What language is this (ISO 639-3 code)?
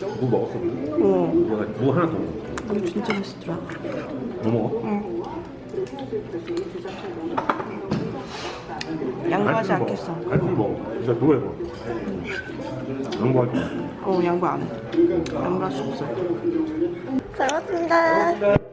kor